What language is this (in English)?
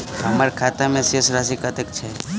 Maithili